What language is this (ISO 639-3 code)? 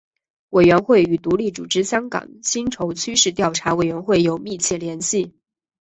zho